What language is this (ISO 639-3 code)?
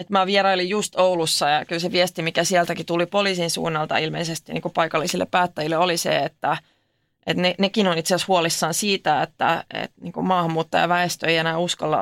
fin